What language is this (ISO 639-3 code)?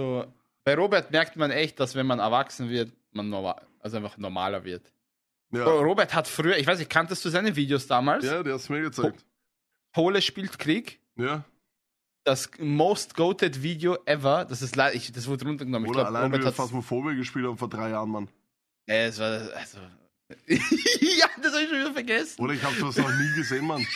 deu